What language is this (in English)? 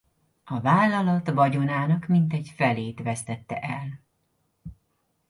Hungarian